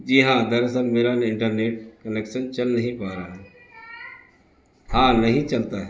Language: Urdu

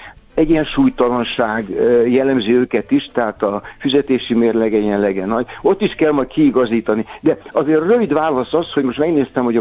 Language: Hungarian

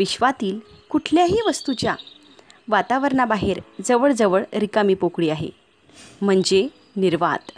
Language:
Marathi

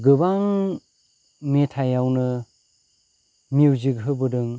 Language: Bodo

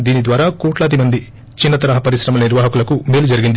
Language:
Telugu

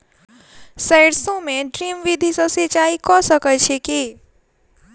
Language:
Maithili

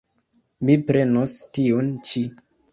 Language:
Esperanto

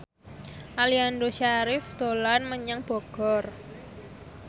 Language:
Javanese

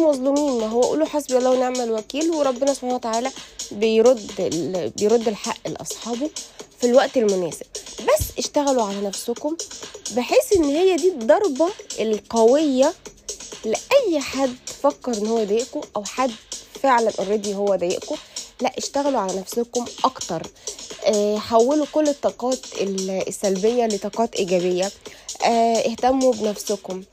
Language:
Arabic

